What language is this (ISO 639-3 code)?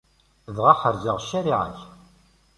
kab